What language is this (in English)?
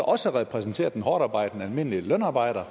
Danish